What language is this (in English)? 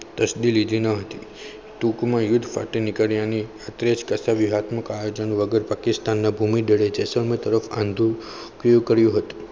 Gujarati